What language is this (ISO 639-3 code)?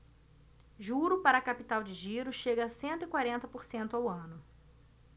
por